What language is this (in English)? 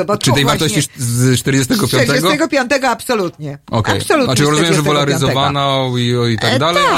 Polish